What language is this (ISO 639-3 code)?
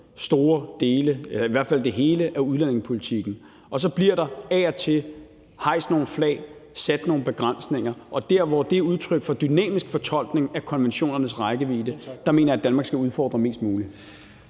dan